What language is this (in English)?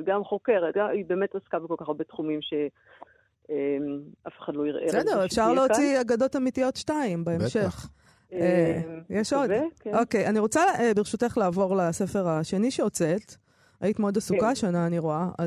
Hebrew